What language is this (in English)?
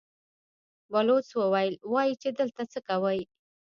Pashto